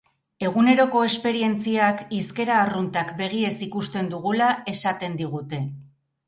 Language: Basque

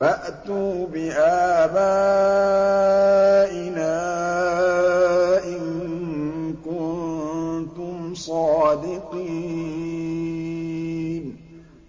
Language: Arabic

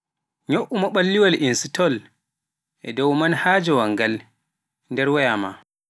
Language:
Pular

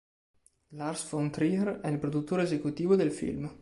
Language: Italian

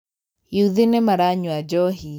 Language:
Kikuyu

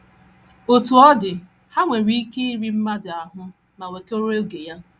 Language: Igbo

